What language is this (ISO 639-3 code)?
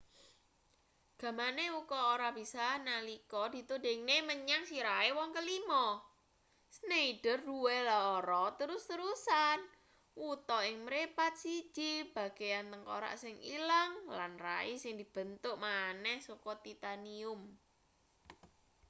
jav